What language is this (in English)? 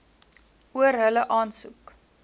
Afrikaans